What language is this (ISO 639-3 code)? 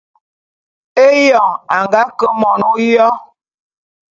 bum